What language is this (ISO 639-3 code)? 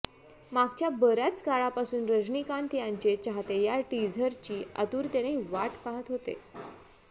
mar